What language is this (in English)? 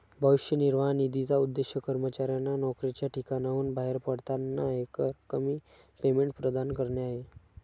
Marathi